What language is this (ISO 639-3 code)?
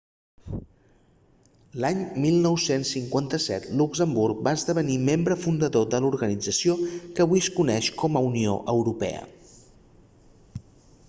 cat